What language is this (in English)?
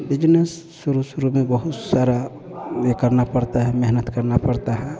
Hindi